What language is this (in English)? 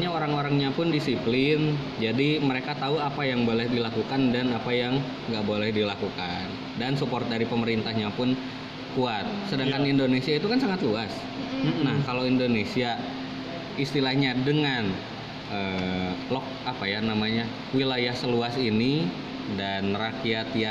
Indonesian